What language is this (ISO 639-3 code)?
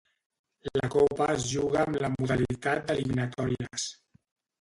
cat